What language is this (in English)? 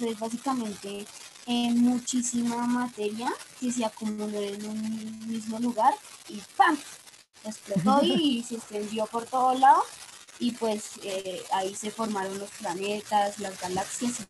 Spanish